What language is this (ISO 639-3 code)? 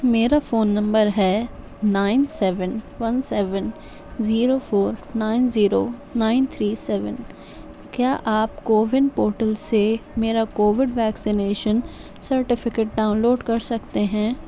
urd